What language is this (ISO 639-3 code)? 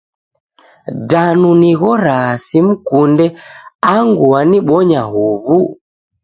dav